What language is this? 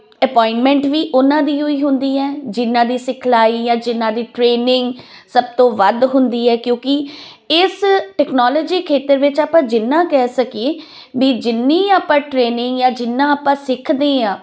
Punjabi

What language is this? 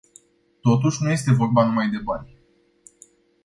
Romanian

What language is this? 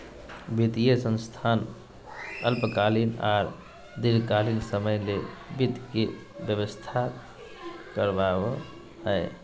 Magahi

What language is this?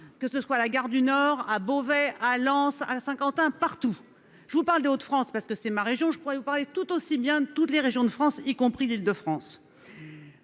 French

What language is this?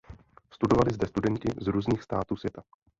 Czech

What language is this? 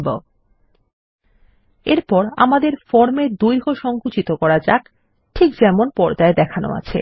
Bangla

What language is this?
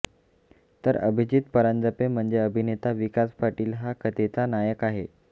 Marathi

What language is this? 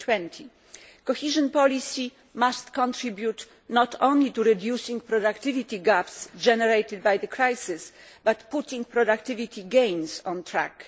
English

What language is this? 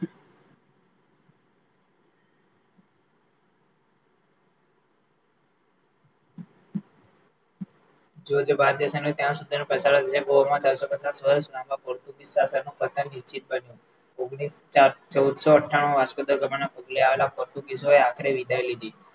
Gujarati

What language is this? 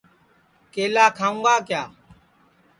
Sansi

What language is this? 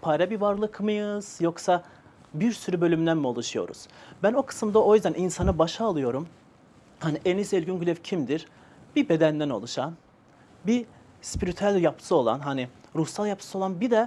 Turkish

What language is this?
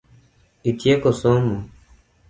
Luo (Kenya and Tanzania)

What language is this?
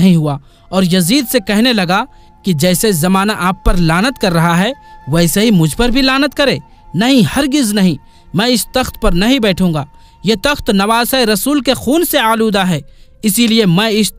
Hindi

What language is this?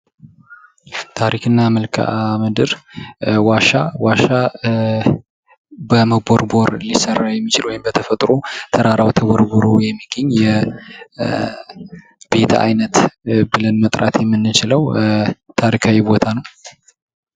Amharic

